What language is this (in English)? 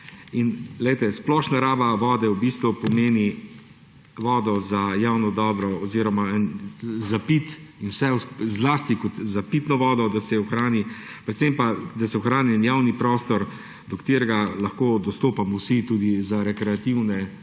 Slovenian